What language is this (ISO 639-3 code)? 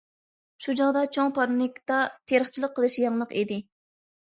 uig